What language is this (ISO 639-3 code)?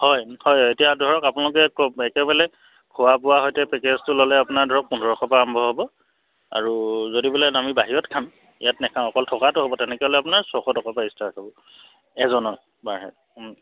asm